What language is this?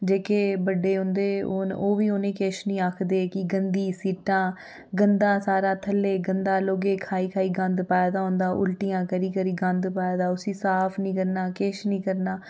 Dogri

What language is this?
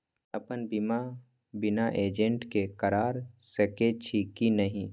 Maithili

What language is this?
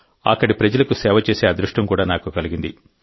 Telugu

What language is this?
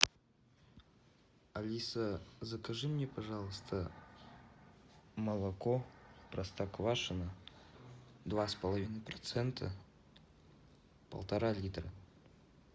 Russian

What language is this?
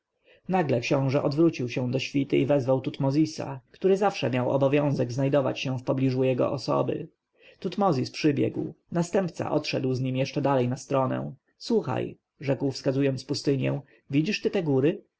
Polish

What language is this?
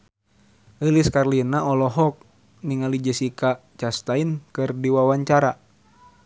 Sundanese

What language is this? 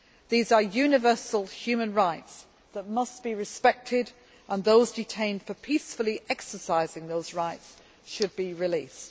English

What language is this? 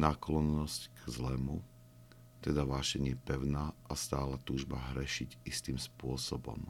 Slovak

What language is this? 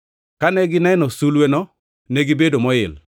Luo (Kenya and Tanzania)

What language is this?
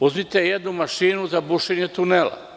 Serbian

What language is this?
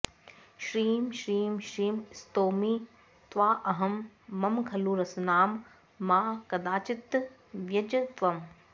Sanskrit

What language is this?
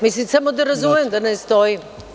Serbian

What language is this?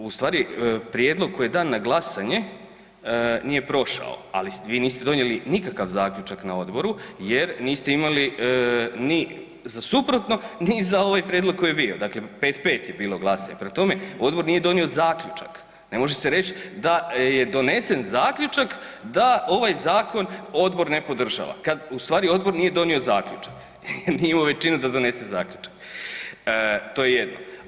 Croatian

